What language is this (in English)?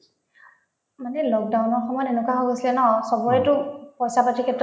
Assamese